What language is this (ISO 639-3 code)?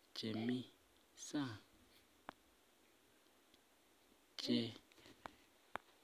kln